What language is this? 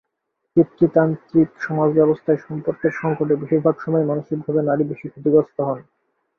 Bangla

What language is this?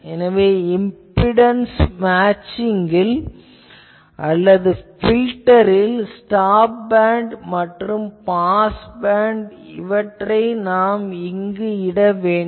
Tamil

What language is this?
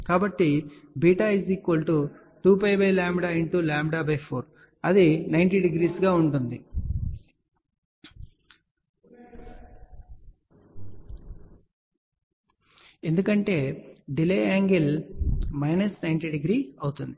Telugu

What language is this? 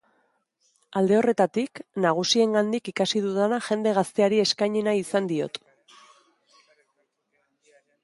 Basque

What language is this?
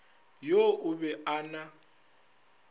Northern Sotho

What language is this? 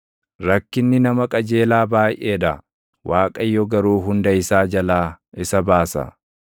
Oromo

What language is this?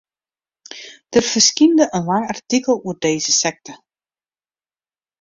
Western Frisian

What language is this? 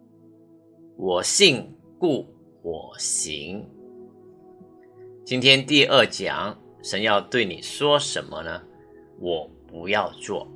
Chinese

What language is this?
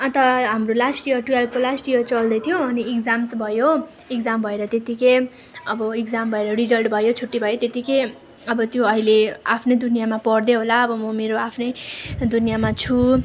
Nepali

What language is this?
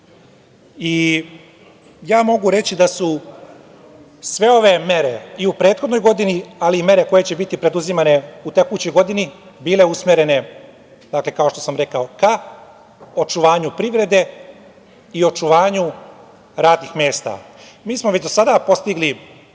Serbian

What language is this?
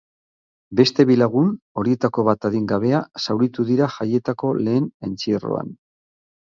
Basque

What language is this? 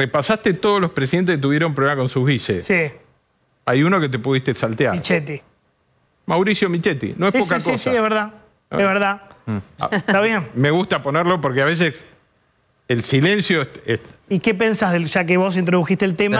Spanish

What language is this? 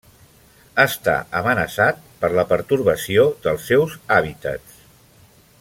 Catalan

